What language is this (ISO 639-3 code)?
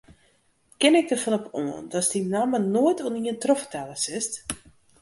fry